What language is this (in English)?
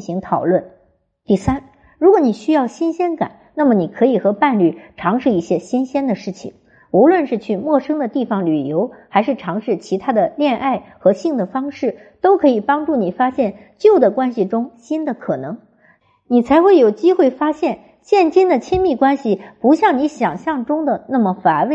Chinese